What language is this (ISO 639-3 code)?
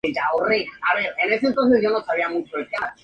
spa